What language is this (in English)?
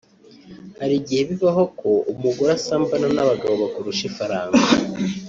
Kinyarwanda